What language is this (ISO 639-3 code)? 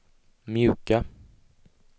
swe